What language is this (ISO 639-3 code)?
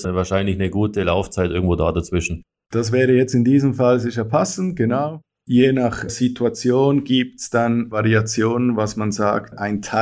deu